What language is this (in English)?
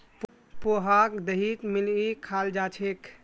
Magahi